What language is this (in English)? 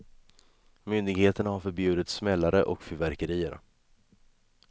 Swedish